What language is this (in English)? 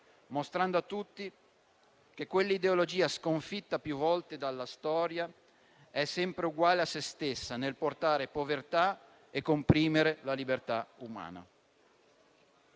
Italian